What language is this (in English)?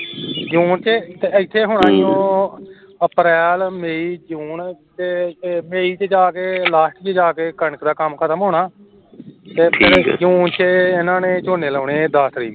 Punjabi